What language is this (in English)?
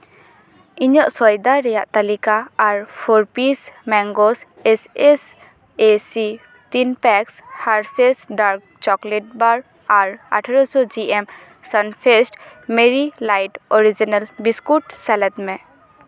Santali